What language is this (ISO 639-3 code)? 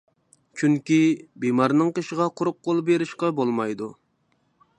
uig